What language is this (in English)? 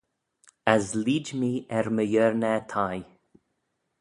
Manx